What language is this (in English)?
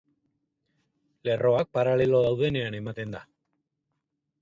Basque